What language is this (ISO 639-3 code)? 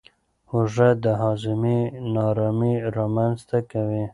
pus